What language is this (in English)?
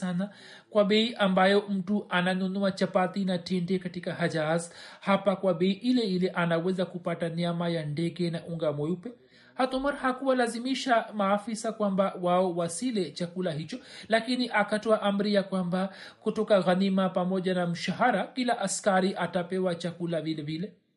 Swahili